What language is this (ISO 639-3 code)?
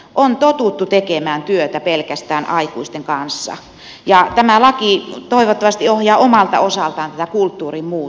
fin